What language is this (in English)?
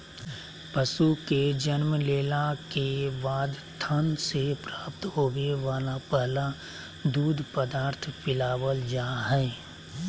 Magahi